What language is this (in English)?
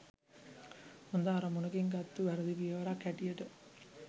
Sinhala